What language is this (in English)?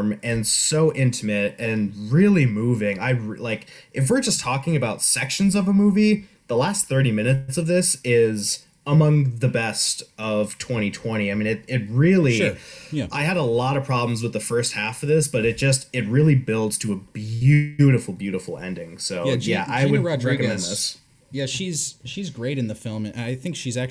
English